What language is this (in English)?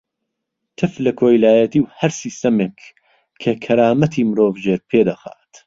Central Kurdish